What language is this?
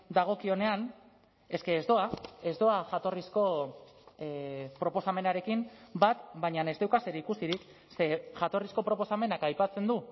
Basque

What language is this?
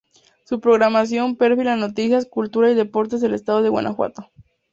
Spanish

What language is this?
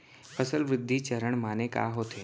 Chhattisgarhi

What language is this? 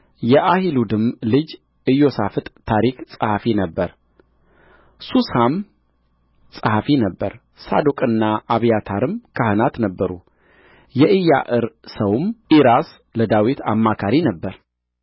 Amharic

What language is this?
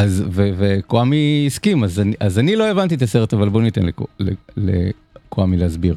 Hebrew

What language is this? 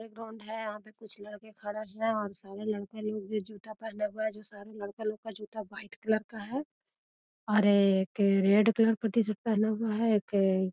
Magahi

